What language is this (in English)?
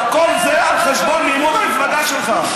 Hebrew